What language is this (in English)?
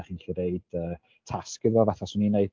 Welsh